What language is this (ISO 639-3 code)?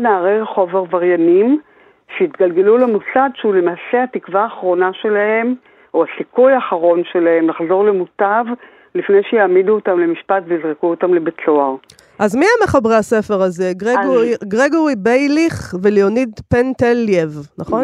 heb